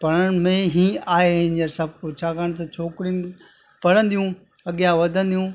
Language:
Sindhi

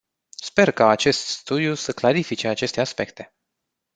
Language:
Romanian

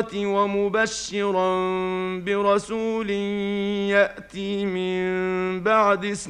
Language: Arabic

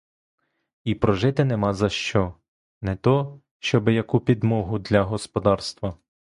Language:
Ukrainian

